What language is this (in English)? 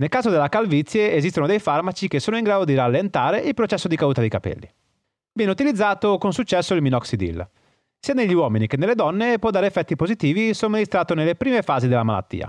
Italian